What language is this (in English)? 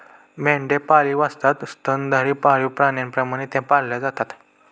Marathi